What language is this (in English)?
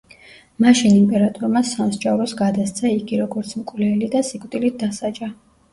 Georgian